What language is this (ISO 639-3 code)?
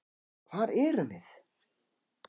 isl